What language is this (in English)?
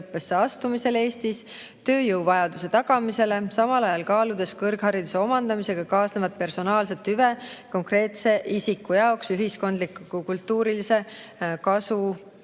Estonian